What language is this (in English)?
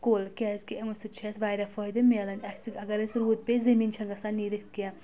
Kashmiri